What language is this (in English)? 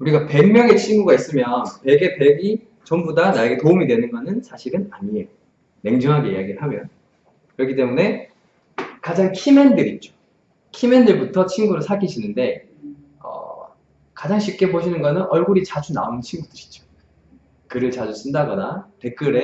Korean